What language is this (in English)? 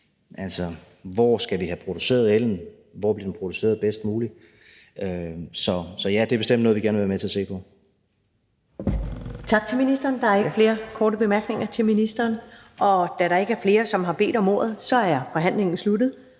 Danish